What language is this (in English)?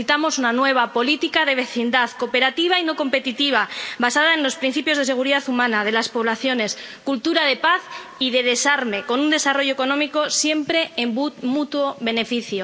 Spanish